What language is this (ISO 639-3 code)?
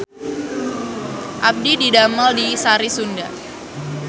sun